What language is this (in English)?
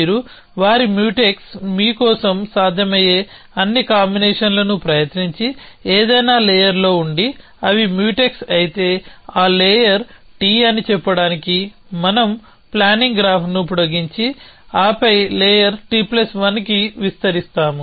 Telugu